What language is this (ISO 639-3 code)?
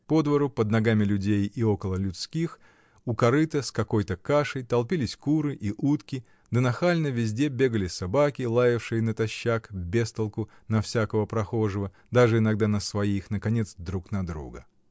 rus